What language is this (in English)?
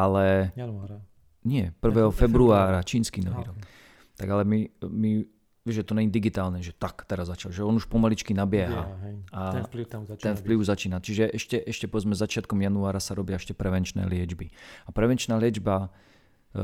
Slovak